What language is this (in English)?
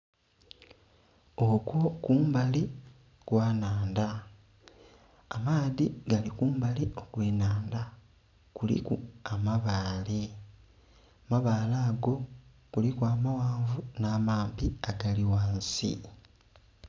Soga